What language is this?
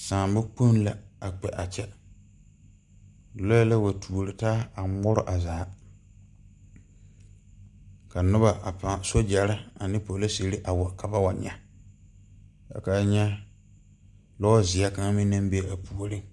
Southern Dagaare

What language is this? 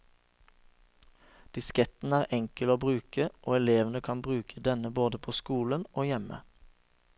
Norwegian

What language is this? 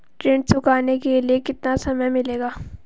Hindi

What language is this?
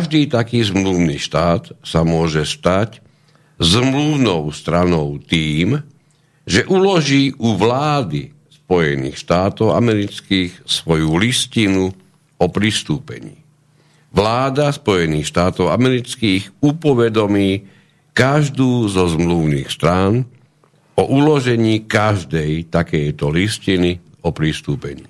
Slovak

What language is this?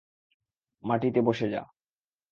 Bangla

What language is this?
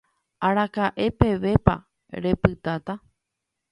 Guarani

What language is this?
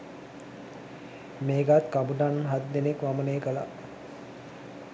Sinhala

